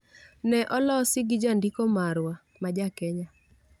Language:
Luo (Kenya and Tanzania)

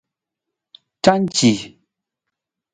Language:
Nawdm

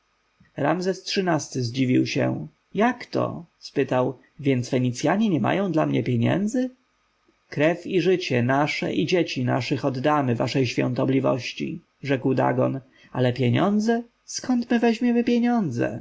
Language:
Polish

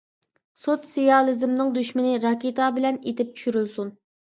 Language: Uyghur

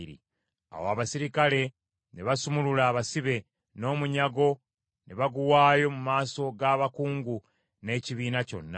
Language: Ganda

